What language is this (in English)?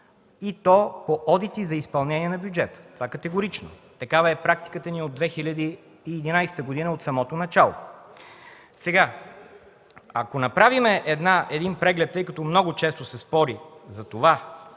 Bulgarian